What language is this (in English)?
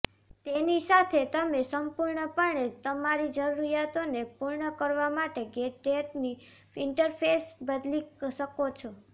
Gujarati